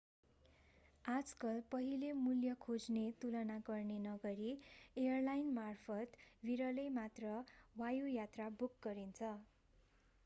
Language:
Nepali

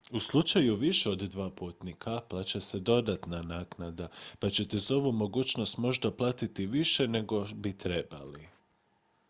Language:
Croatian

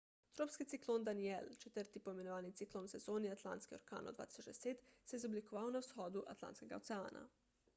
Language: Slovenian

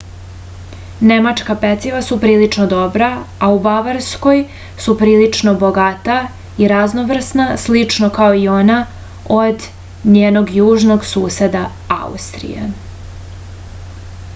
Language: Serbian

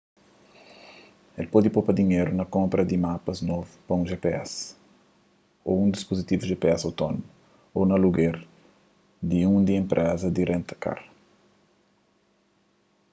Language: Kabuverdianu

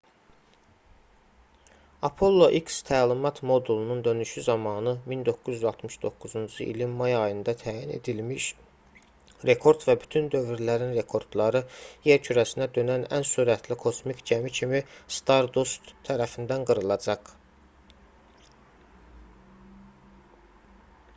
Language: Azerbaijani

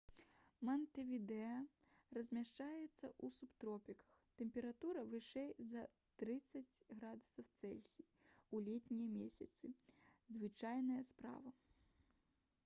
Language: Belarusian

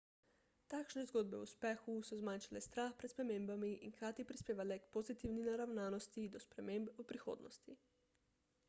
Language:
Slovenian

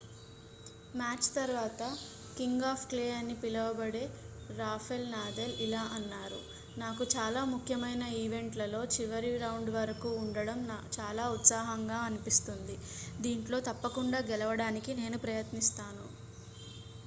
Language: Telugu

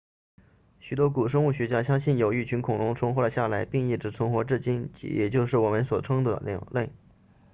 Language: Chinese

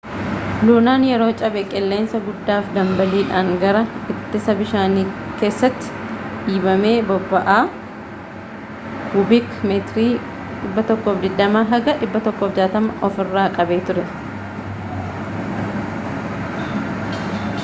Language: Oromo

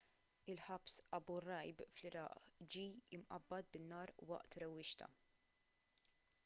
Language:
Maltese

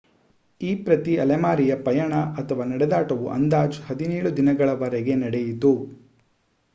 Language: Kannada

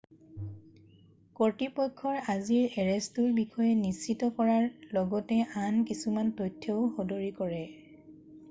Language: Assamese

